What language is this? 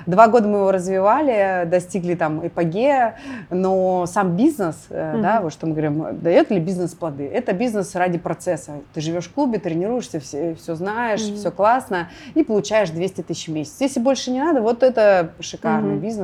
Russian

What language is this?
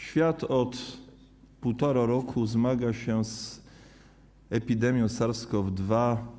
Polish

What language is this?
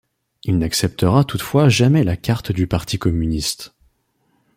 French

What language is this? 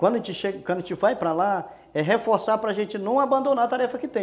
Portuguese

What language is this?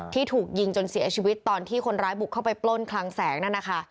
Thai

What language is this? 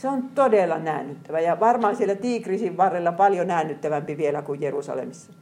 Finnish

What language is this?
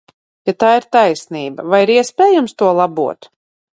Latvian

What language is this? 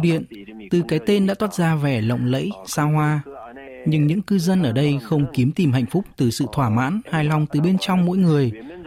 Vietnamese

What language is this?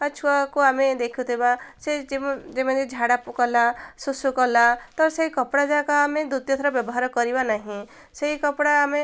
Odia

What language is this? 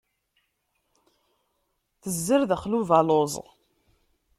Kabyle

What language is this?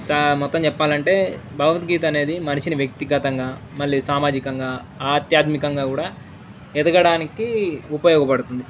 Telugu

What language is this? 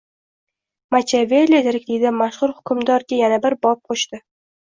Uzbek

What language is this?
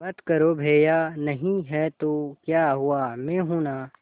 Hindi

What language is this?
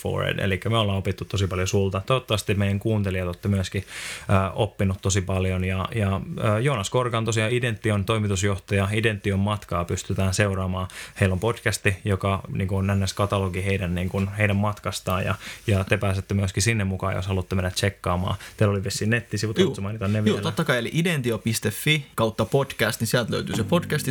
Finnish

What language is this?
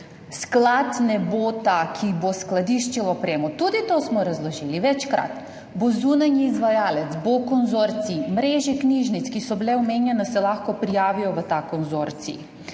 Slovenian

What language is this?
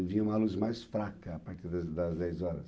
Portuguese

